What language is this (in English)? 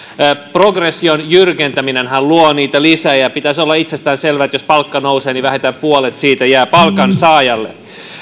Finnish